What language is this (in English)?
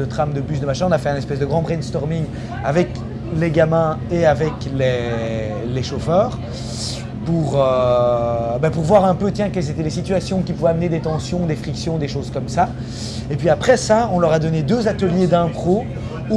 French